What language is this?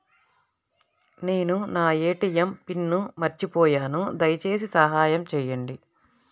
Telugu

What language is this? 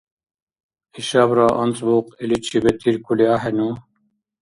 Dargwa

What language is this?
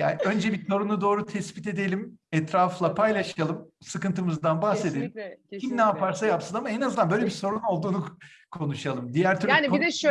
Turkish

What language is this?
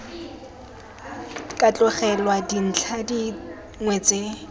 Tswana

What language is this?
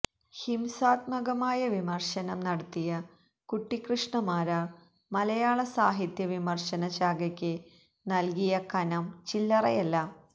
Malayalam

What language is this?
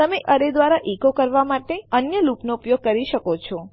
Gujarati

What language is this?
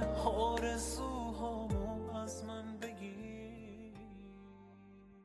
Persian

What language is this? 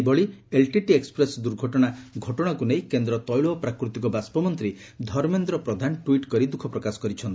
Odia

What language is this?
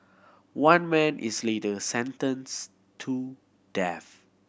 English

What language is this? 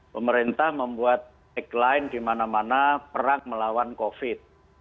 Indonesian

